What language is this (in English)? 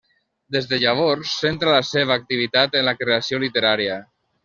Catalan